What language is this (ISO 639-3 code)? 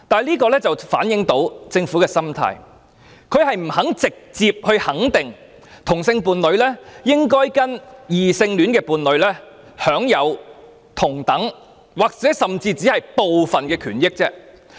yue